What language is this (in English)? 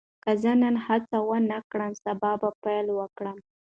Pashto